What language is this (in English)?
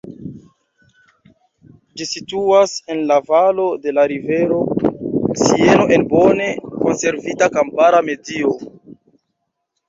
Esperanto